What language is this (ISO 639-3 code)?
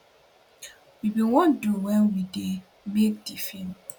pcm